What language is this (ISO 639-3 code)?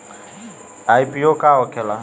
bho